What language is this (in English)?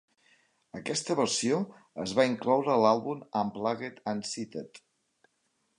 Catalan